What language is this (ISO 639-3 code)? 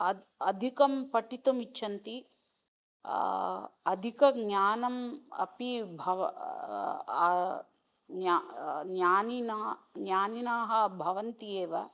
san